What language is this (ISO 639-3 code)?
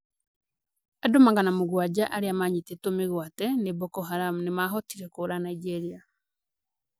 kik